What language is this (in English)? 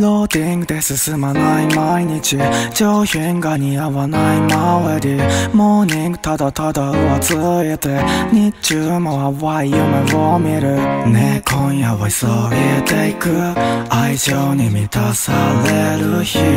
Japanese